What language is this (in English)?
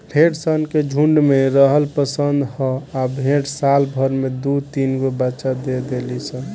Bhojpuri